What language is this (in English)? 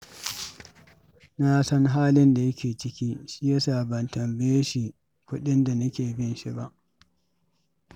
Hausa